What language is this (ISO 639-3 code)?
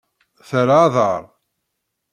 kab